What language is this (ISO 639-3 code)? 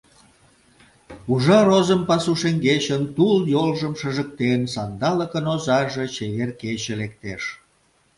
chm